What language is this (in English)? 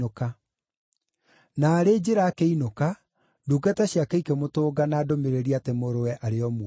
Kikuyu